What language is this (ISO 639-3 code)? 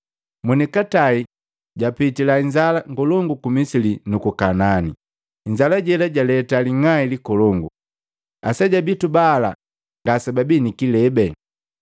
mgv